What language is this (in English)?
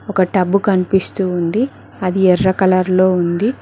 Telugu